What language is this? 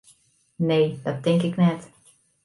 Western Frisian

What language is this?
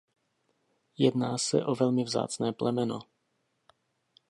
Czech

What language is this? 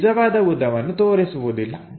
Kannada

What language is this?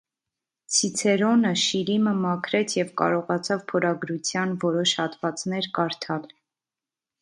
Armenian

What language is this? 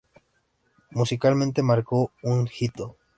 Spanish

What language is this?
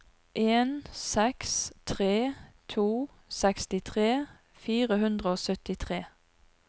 Norwegian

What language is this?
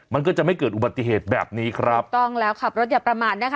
Thai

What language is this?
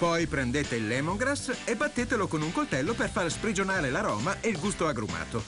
Italian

